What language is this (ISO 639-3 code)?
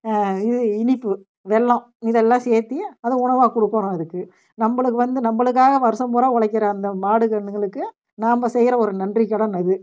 tam